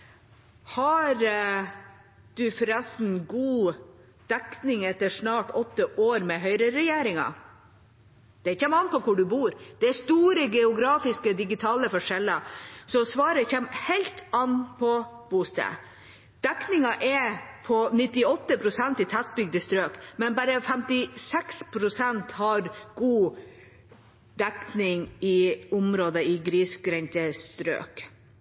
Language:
Norwegian Bokmål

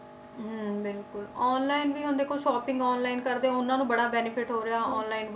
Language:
Punjabi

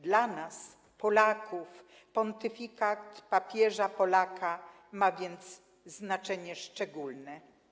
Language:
Polish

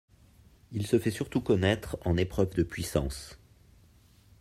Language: French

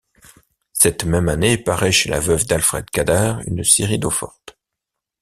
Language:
French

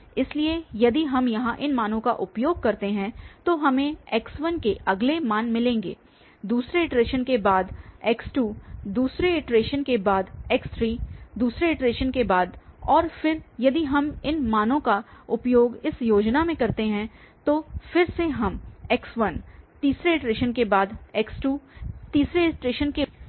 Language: Hindi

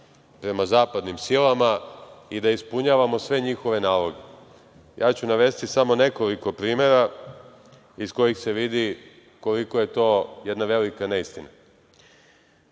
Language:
Serbian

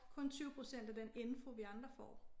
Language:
Danish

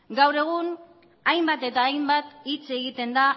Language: Basque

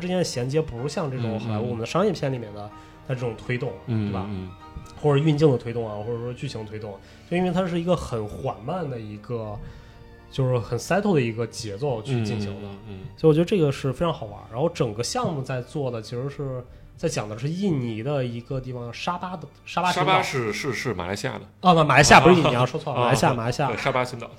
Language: Chinese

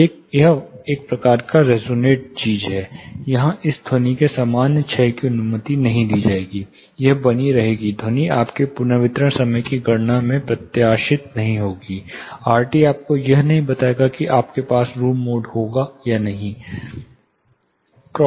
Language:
Hindi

